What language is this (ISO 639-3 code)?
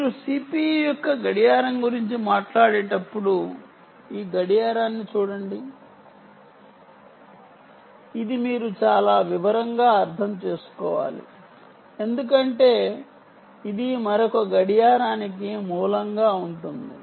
tel